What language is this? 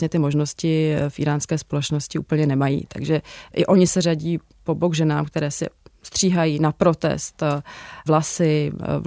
Czech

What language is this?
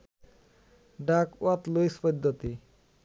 Bangla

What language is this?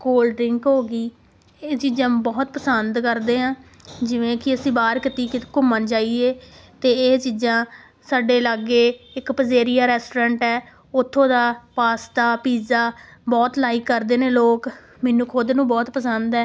Punjabi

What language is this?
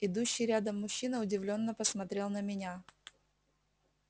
Russian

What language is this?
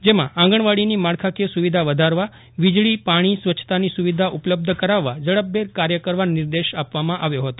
Gujarati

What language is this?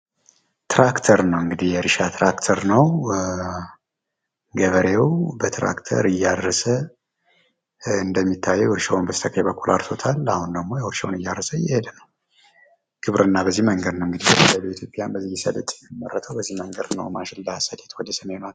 Amharic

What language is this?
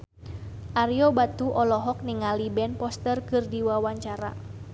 Sundanese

